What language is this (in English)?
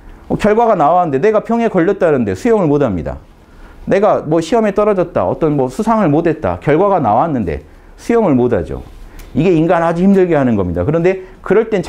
Korean